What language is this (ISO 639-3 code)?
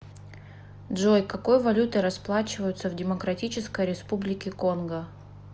rus